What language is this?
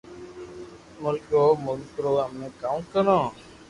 Loarki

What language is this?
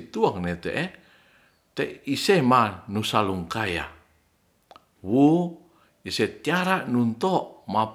Ratahan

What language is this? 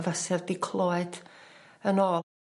Welsh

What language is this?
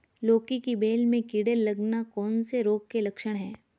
Hindi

